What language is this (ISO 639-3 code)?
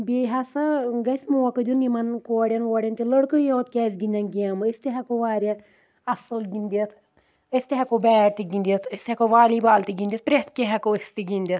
kas